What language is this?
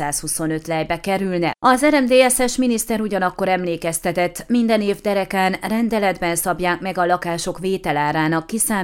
Hungarian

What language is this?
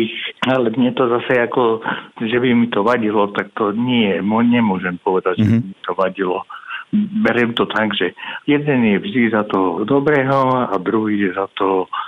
Slovak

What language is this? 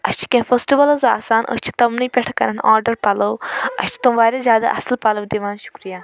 Kashmiri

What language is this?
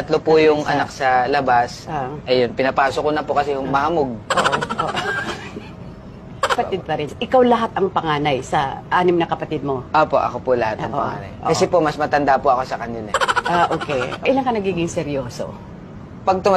Filipino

